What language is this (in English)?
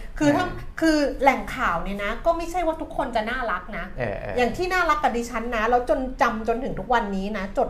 Thai